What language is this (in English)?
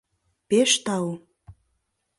Mari